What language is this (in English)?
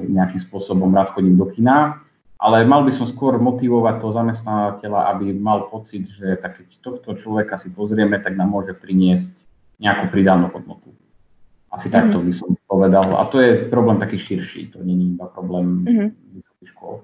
Slovak